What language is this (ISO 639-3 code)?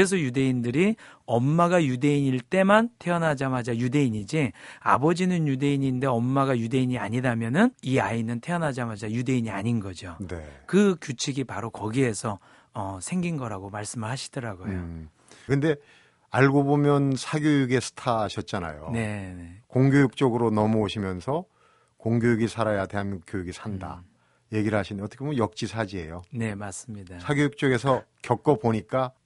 kor